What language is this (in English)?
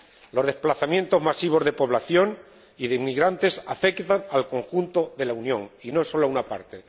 Spanish